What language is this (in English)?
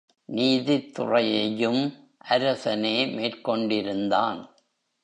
Tamil